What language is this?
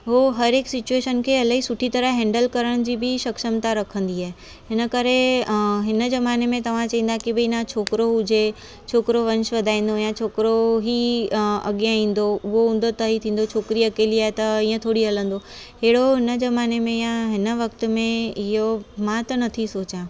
Sindhi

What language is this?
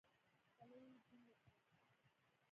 Pashto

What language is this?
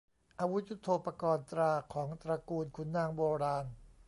Thai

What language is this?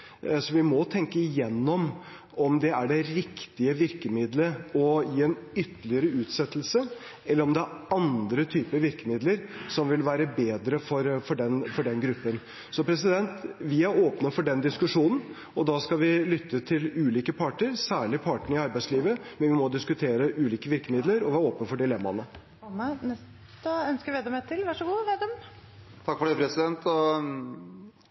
Norwegian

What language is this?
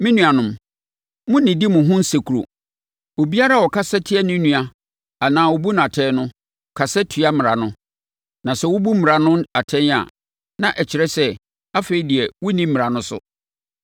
Akan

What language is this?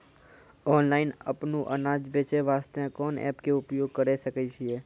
Maithili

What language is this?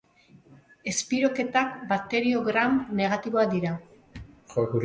Basque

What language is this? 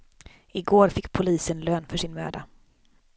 Swedish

